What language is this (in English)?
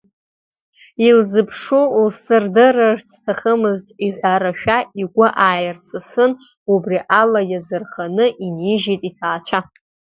Abkhazian